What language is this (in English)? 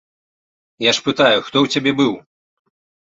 Belarusian